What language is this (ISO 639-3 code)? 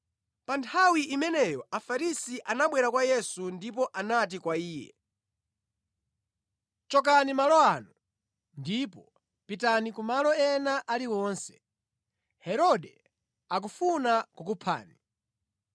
nya